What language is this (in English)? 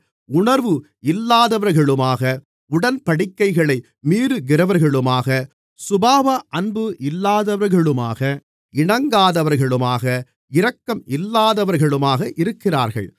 Tamil